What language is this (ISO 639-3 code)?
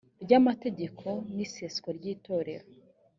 kin